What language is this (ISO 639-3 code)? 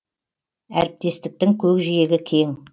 kaz